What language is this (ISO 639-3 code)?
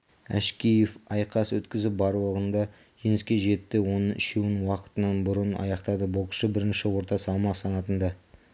kaz